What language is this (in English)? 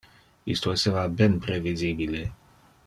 Interlingua